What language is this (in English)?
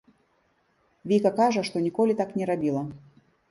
Belarusian